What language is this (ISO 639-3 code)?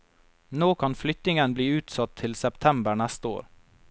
nor